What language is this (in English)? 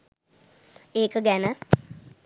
Sinhala